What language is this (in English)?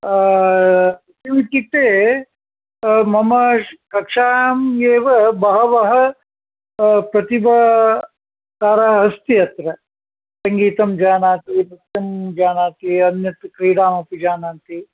Sanskrit